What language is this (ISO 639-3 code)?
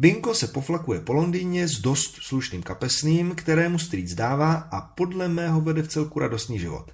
ces